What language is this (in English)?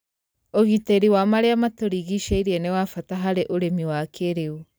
Kikuyu